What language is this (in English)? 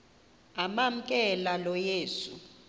Xhosa